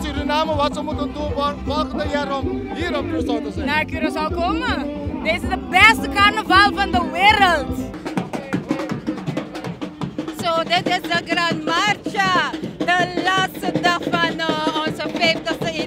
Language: Dutch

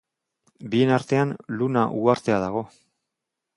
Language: Basque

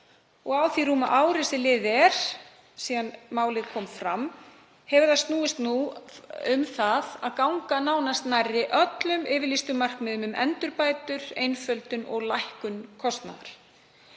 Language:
Icelandic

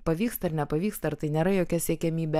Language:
Lithuanian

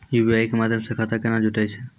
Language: Maithili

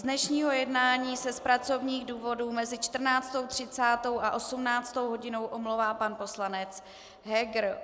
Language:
Czech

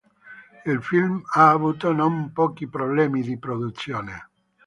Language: Italian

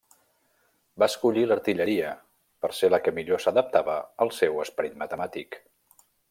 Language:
Catalan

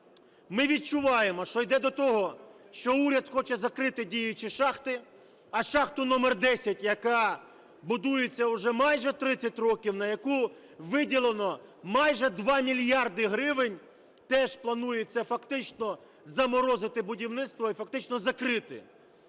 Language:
Ukrainian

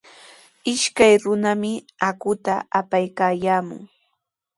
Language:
Sihuas Ancash Quechua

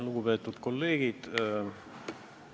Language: Estonian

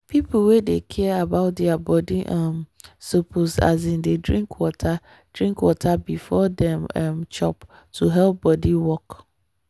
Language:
Nigerian Pidgin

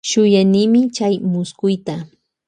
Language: Loja Highland Quichua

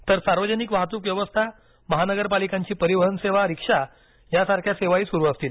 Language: Marathi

